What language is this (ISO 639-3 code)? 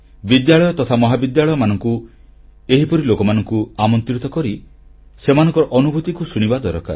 ori